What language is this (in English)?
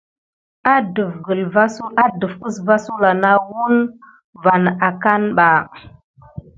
Gidar